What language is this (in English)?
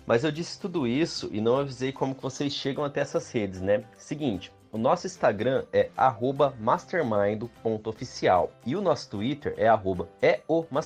Portuguese